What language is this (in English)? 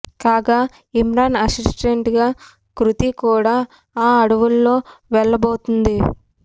Telugu